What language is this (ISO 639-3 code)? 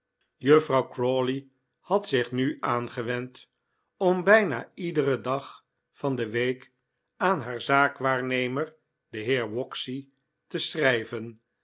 nld